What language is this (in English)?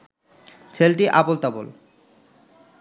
Bangla